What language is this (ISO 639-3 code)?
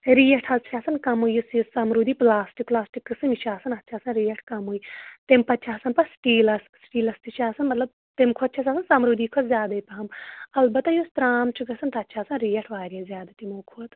kas